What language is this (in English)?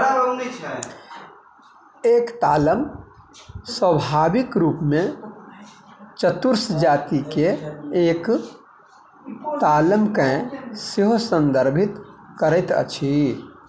Maithili